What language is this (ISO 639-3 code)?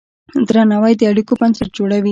pus